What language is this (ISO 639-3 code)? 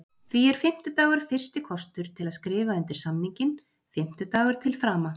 isl